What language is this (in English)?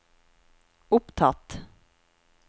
Norwegian